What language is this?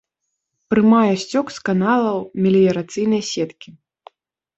Belarusian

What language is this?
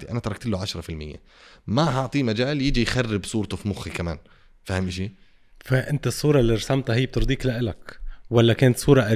Arabic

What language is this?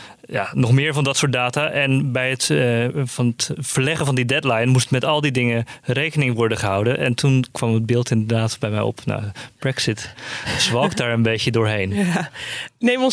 Dutch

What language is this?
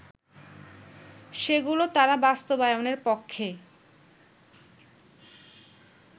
Bangla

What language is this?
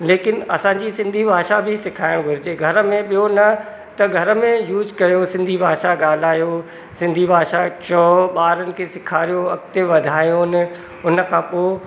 Sindhi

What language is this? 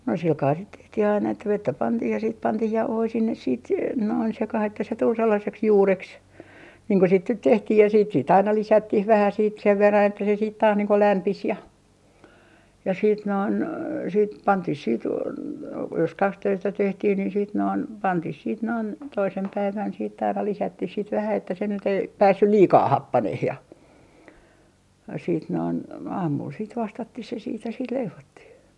Finnish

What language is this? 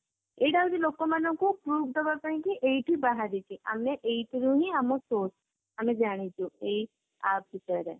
Odia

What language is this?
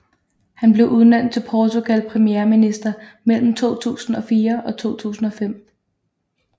Danish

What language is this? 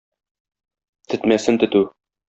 Tatar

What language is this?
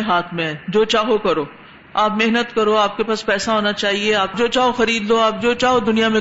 Urdu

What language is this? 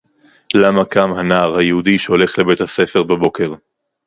Hebrew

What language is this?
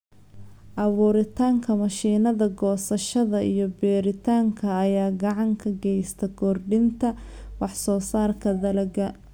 Somali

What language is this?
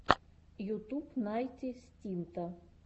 Russian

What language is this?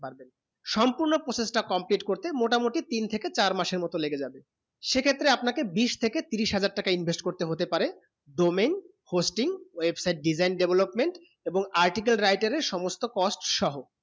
Bangla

